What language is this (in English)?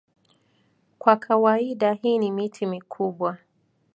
Swahili